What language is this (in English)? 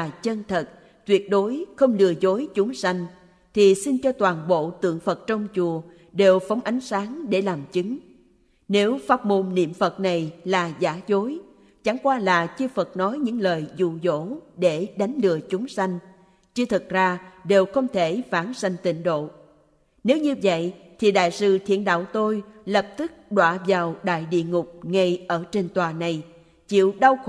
Vietnamese